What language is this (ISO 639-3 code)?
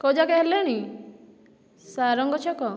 ori